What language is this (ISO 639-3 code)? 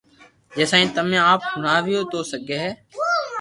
lrk